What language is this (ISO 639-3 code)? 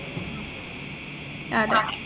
mal